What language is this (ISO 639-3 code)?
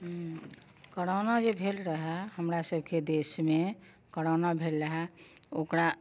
mai